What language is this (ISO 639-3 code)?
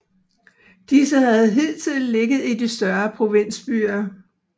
dan